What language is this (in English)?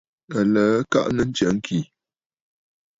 Bafut